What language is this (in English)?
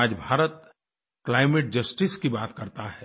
Hindi